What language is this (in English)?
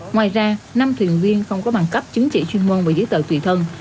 Vietnamese